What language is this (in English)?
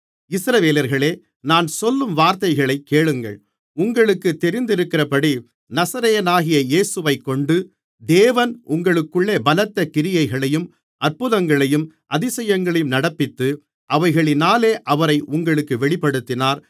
Tamil